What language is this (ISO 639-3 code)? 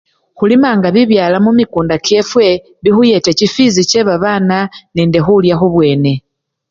luy